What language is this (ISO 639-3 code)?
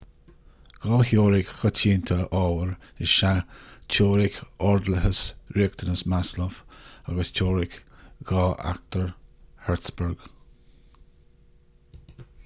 gle